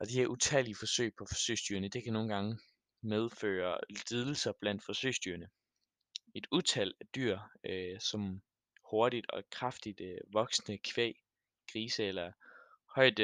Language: Danish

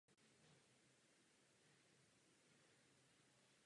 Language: Czech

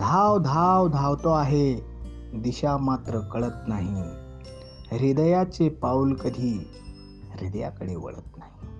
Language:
Hindi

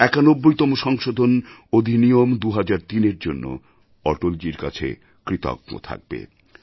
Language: Bangla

